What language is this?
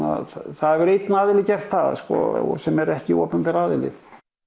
Icelandic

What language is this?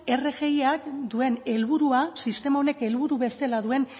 Basque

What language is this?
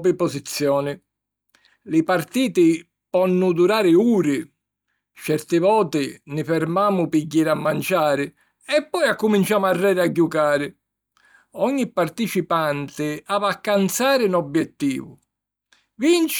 Sicilian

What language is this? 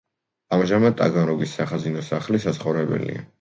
Georgian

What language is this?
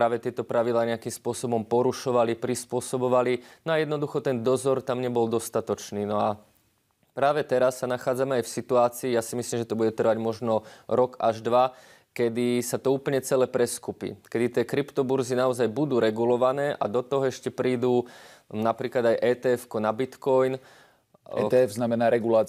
Slovak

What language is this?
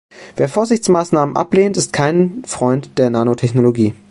German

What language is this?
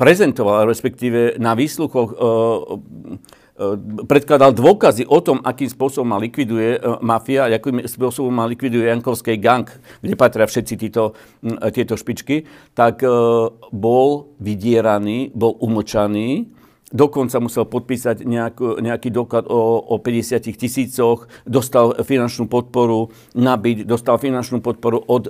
Slovak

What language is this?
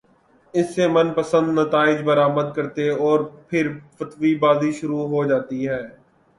Urdu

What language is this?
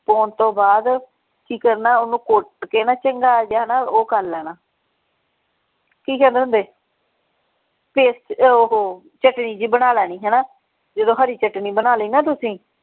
Punjabi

